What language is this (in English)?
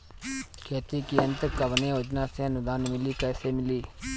Bhojpuri